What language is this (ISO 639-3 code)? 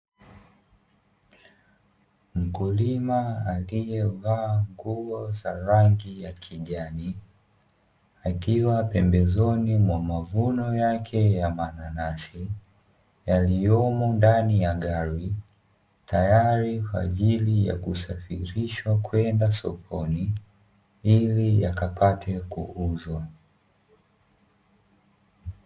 swa